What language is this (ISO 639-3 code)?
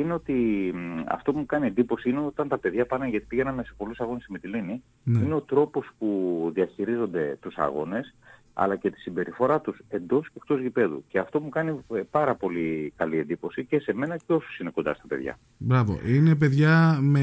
ell